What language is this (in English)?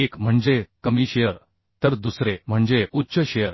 Marathi